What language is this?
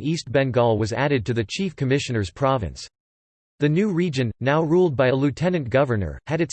English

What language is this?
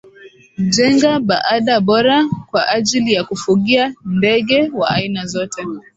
Swahili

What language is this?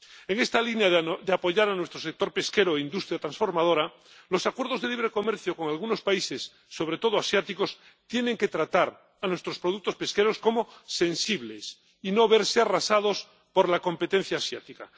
Spanish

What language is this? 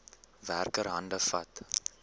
Afrikaans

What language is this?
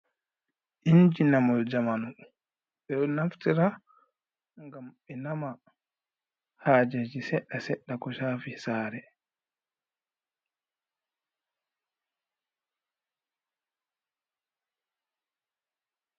Fula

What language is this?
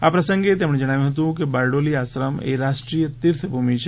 Gujarati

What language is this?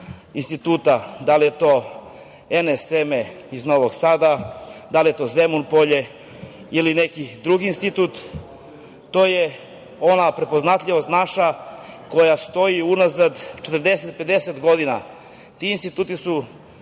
Serbian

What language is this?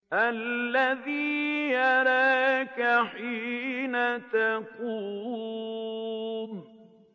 Arabic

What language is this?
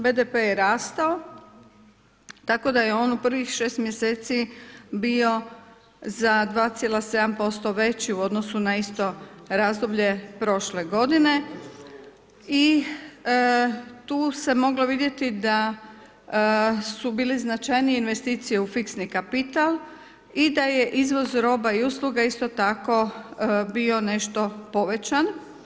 Croatian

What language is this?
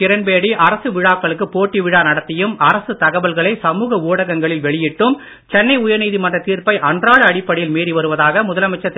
Tamil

